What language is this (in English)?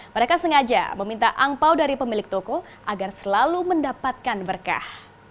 Indonesian